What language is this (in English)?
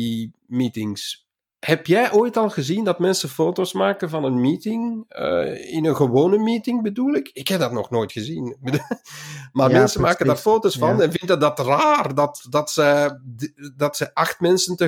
Dutch